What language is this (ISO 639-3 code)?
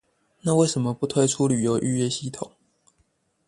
zho